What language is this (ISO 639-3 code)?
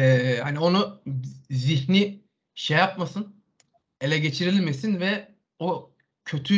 tur